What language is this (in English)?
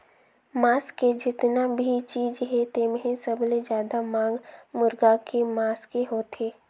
Chhattisgarhi